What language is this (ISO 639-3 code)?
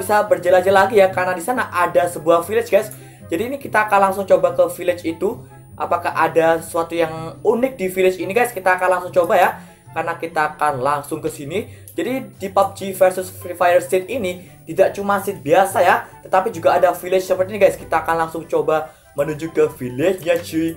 ind